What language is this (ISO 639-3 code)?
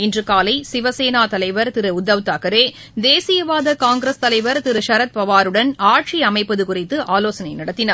tam